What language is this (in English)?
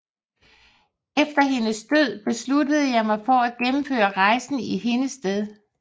Danish